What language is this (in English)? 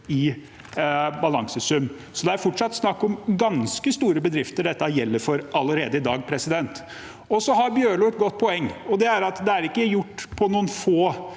Norwegian